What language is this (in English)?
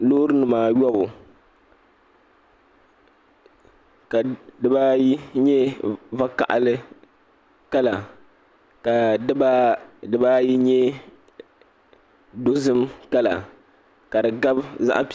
Dagbani